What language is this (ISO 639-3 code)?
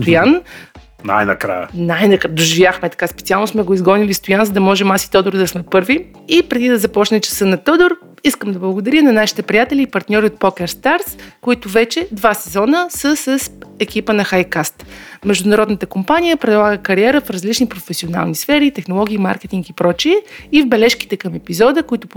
bul